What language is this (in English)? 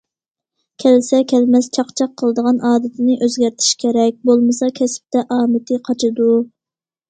Uyghur